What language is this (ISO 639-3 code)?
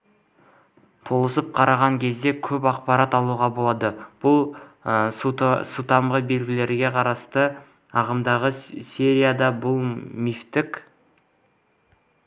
kaz